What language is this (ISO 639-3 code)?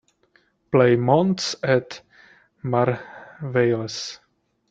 eng